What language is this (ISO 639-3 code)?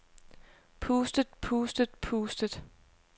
dan